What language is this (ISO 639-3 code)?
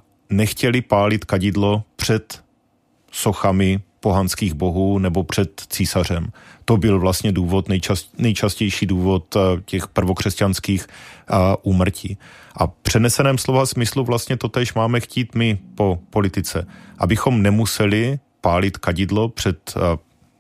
ces